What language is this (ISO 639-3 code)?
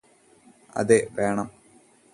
mal